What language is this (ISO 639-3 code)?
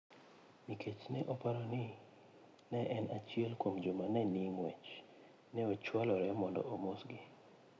luo